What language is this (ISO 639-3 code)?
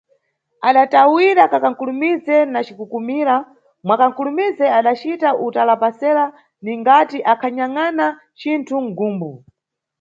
nyu